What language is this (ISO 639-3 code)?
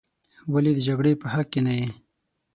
pus